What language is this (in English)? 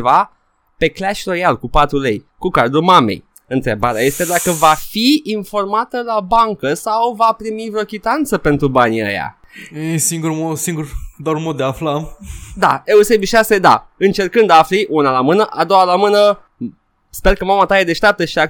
Romanian